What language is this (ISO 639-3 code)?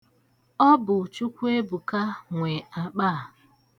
ibo